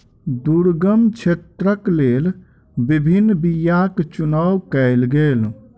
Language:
Maithili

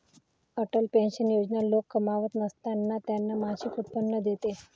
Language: Marathi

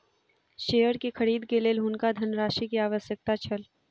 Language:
Maithili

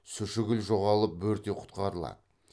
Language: Kazakh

